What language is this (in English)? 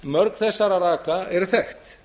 Icelandic